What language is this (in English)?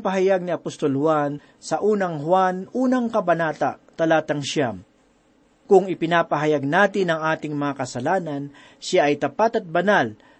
Filipino